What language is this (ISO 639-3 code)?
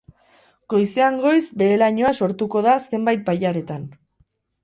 eus